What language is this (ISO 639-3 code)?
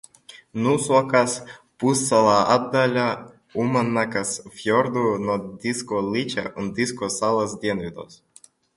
lav